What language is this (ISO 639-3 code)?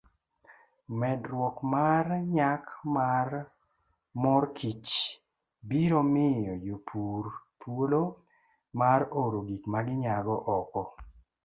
luo